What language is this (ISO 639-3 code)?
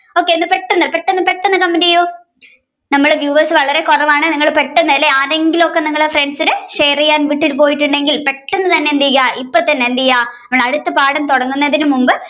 mal